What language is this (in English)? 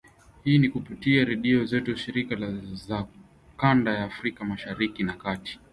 Swahili